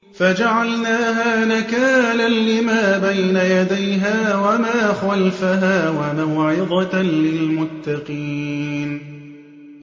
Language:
Arabic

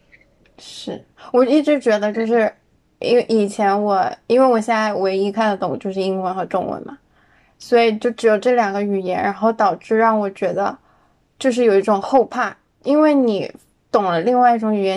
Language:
Chinese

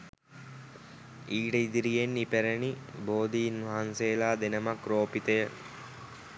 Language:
Sinhala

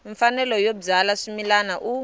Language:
Tsonga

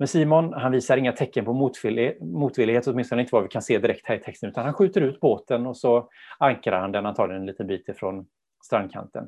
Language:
Swedish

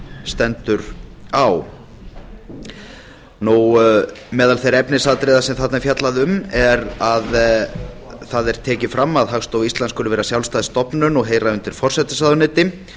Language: Icelandic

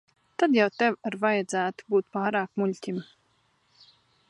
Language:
Latvian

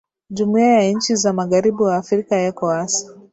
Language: Swahili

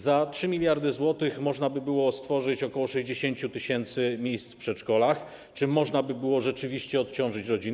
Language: Polish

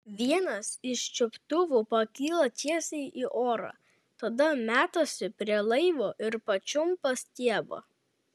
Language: Lithuanian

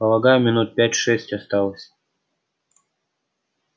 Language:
Russian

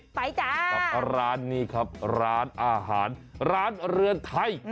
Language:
Thai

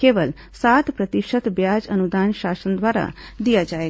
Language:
Hindi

